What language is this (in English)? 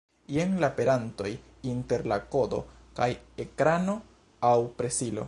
Esperanto